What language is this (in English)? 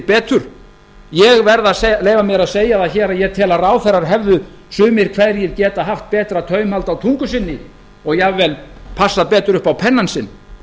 Icelandic